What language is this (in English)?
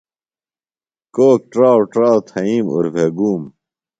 Phalura